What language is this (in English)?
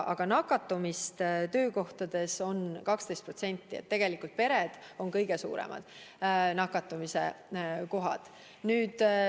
Estonian